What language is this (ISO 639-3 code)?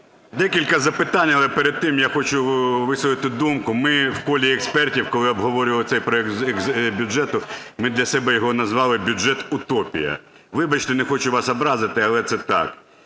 ukr